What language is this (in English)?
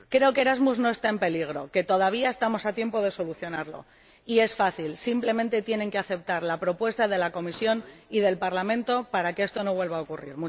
Spanish